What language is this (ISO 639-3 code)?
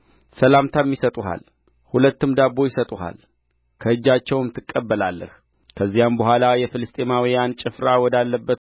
amh